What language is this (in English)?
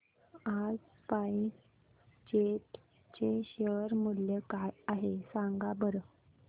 Marathi